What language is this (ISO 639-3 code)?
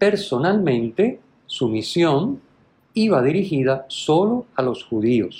spa